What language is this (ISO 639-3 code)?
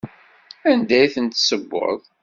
kab